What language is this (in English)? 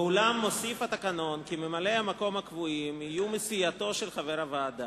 Hebrew